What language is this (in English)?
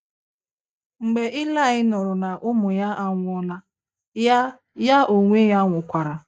Igbo